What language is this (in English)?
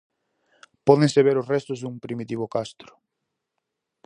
Galician